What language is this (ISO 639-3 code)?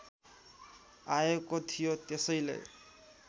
nep